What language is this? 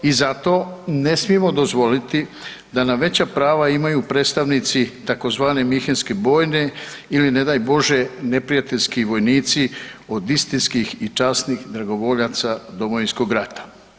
Croatian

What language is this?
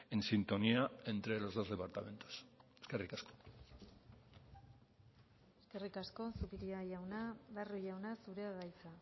Basque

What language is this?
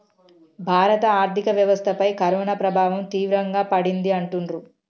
Telugu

